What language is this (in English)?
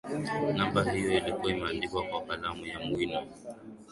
Swahili